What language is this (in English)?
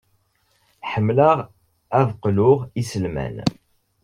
Kabyle